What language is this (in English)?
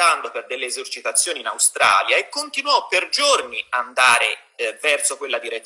Italian